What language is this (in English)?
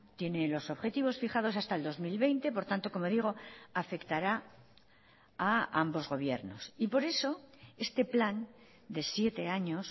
Spanish